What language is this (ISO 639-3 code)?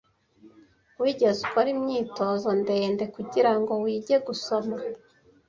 kin